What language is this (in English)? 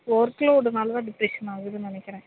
Tamil